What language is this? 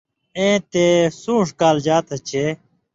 Indus Kohistani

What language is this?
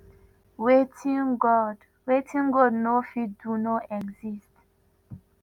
Nigerian Pidgin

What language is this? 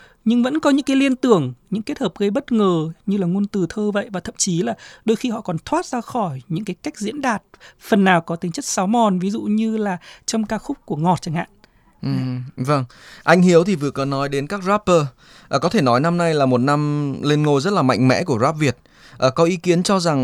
Vietnamese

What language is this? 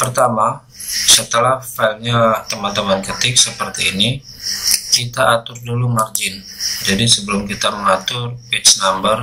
Indonesian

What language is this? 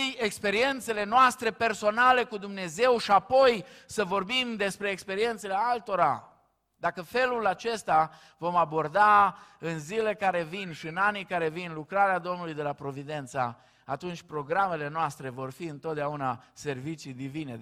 Romanian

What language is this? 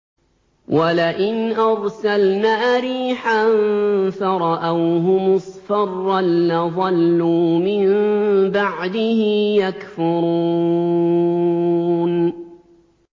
Arabic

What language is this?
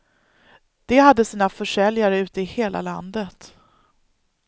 Swedish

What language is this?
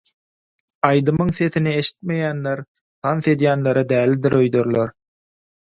Turkmen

